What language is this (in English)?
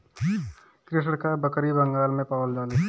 Bhojpuri